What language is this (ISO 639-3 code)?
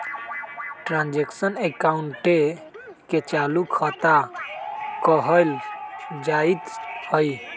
mag